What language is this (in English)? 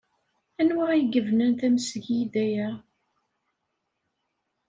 Kabyle